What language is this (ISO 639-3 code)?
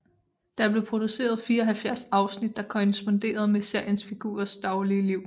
dan